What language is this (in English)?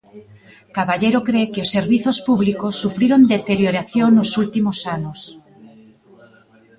Galician